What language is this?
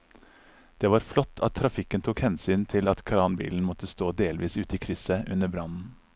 Norwegian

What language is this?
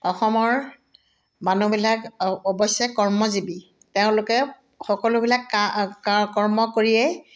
Assamese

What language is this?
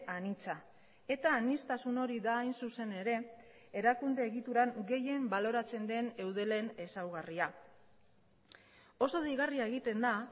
Basque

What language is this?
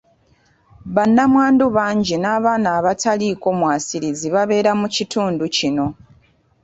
Ganda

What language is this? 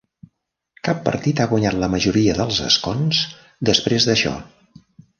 Catalan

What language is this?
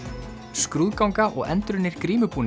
Icelandic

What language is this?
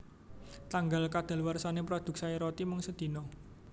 Javanese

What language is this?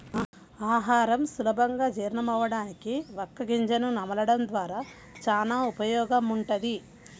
Telugu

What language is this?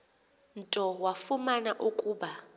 Xhosa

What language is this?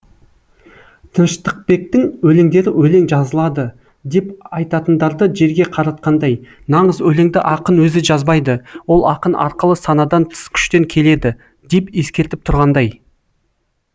Kazakh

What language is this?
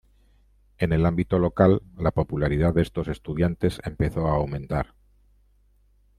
Spanish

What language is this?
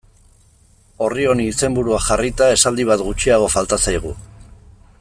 Basque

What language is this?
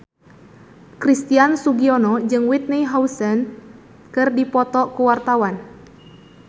Sundanese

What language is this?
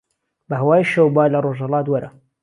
Central Kurdish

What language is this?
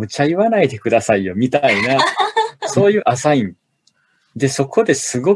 Japanese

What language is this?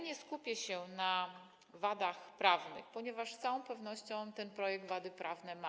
Polish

